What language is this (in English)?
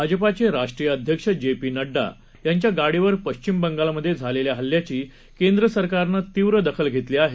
Marathi